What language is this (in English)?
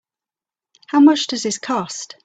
English